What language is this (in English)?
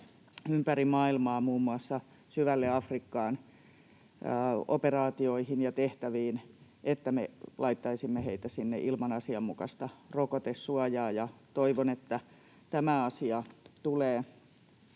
Finnish